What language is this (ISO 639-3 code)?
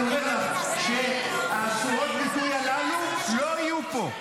heb